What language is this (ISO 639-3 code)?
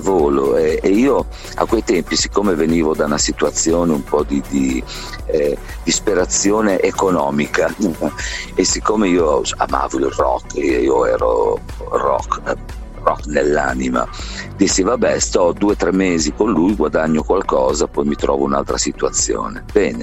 ita